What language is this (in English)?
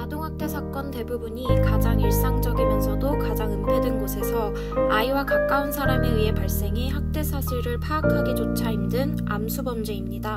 Korean